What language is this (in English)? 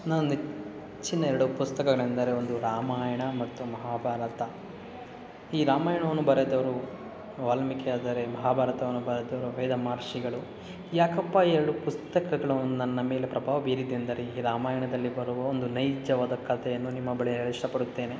Kannada